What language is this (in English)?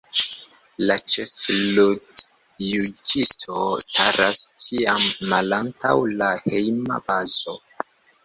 Esperanto